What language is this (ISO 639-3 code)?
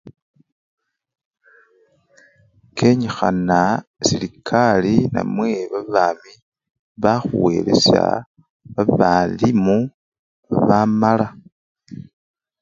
luy